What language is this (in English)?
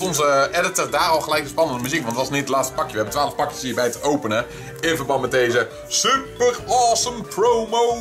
Dutch